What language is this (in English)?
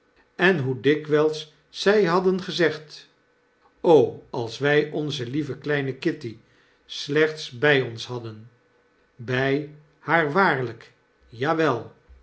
Dutch